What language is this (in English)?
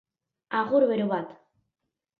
Basque